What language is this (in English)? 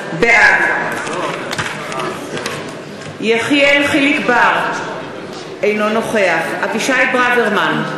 Hebrew